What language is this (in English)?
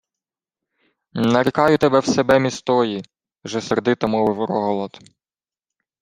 Ukrainian